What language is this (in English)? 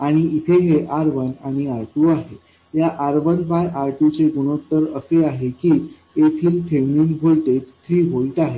Marathi